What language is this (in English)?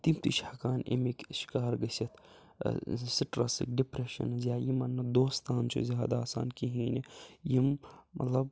Kashmiri